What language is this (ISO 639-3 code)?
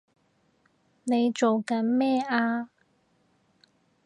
yue